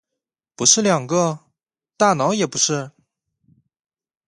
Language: Chinese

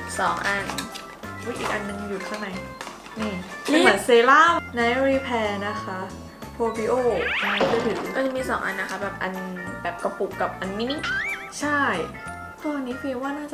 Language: Thai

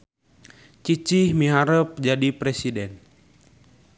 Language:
Sundanese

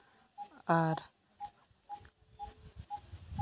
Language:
Santali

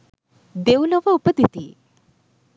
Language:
Sinhala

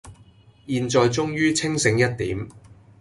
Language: Cantonese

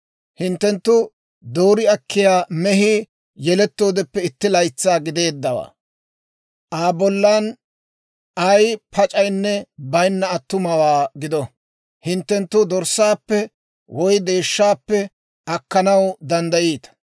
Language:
Dawro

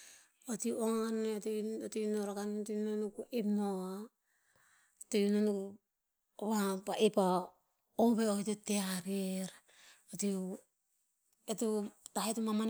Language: Tinputz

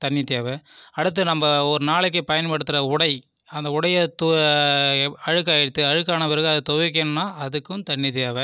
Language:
Tamil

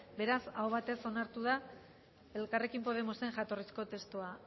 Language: Basque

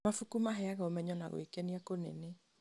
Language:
Kikuyu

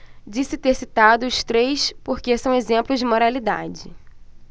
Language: Portuguese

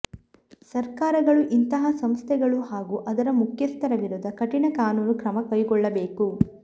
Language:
Kannada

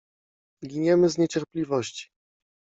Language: Polish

